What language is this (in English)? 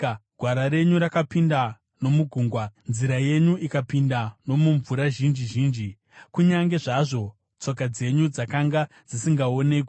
Shona